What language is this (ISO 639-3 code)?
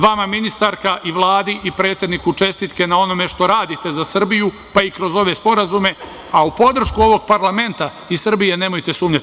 srp